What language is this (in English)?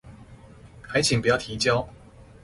Chinese